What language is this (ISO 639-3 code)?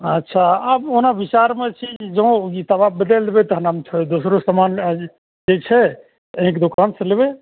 mai